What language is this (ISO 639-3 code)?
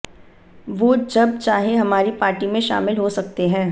hin